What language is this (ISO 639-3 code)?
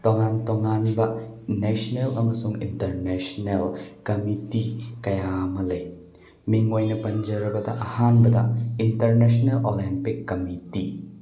mni